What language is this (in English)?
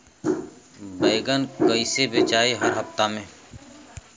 Bhojpuri